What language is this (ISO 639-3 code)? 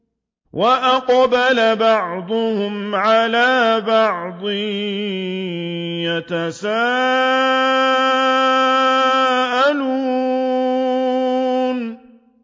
ara